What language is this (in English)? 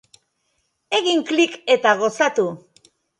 Basque